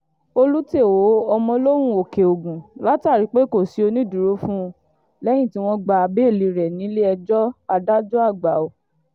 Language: Yoruba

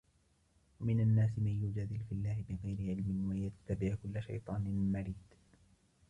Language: Arabic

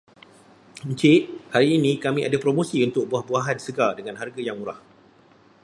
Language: Malay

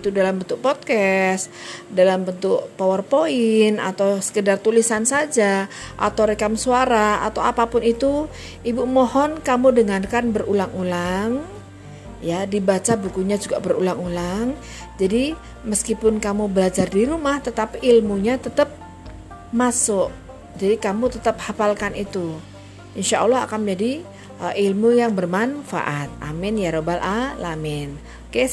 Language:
Indonesian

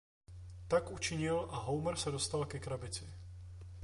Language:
Czech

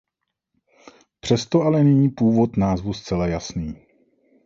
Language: Czech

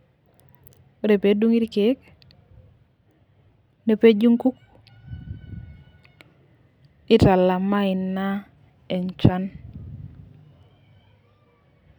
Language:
Masai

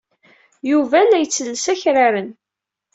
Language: Kabyle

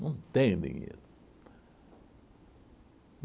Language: Portuguese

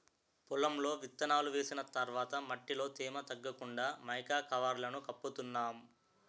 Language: Telugu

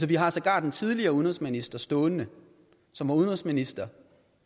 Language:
Danish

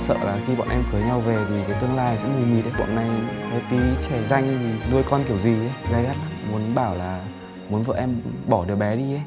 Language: Vietnamese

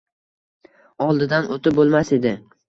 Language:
Uzbek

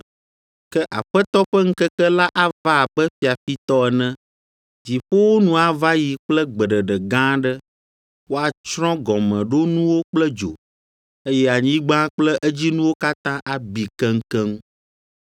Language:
Ewe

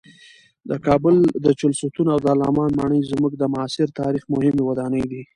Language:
Pashto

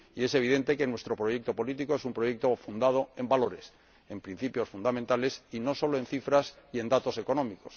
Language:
Spanish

